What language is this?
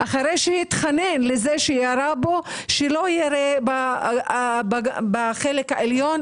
Hebrew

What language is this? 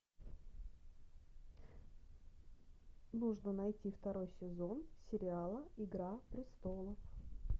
Russian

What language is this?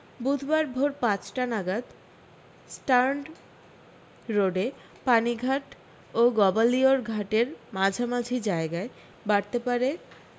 Bangla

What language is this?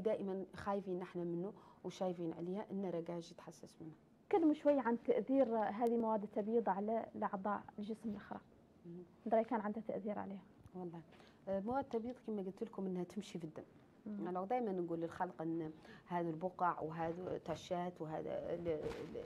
Arabic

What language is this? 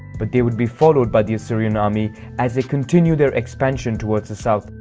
English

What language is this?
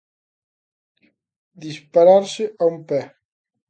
Galician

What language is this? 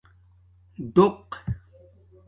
Domaaki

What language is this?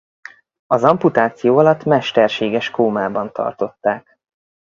Hungarian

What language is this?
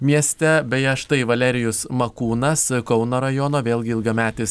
Lithuanian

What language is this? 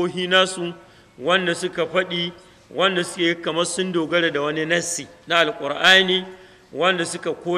Arabic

